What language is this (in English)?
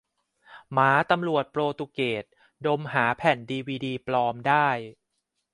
Thai